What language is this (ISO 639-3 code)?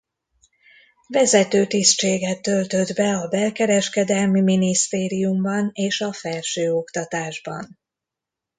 hun